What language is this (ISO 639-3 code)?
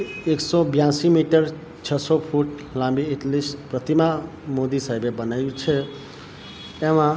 guj